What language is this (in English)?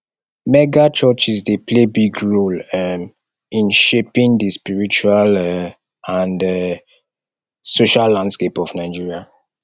Nigerian Pidgin